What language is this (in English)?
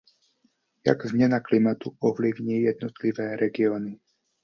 Czech